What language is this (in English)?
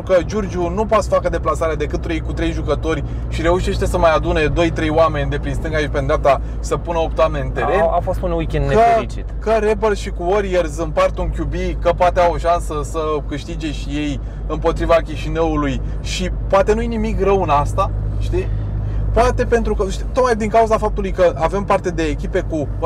Romanian